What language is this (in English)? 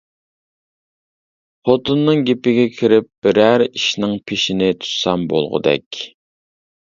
Uyghur